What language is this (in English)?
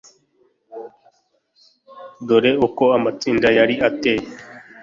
Kinyarwanda